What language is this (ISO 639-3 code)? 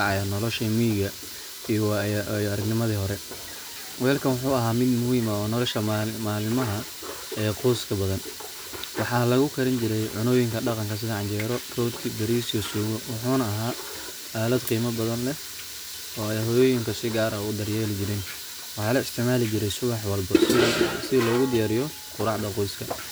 som